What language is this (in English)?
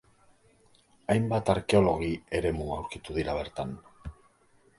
Basque